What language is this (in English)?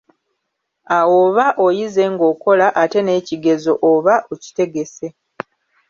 Ganda